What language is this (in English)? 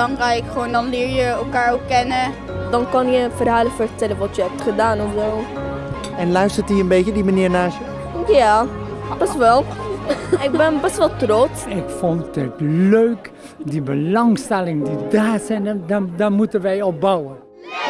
Dutch